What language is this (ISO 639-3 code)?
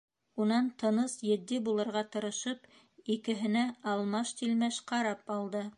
bak